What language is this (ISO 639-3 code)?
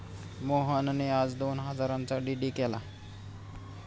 mar